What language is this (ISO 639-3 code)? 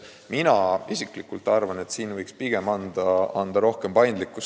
est